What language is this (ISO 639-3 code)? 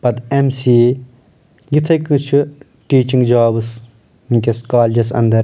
kas